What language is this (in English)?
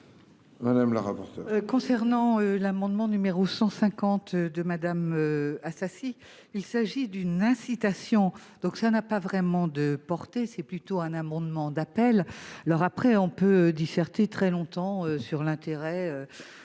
French